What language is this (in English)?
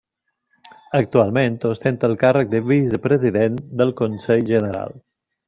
Catalan